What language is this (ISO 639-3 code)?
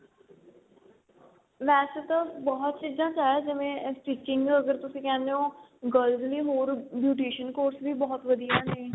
pan